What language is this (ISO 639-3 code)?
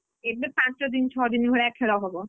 ori